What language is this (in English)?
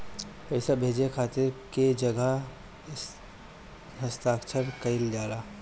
Bhojpuri